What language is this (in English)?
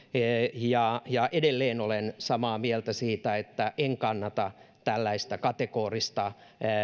Finnish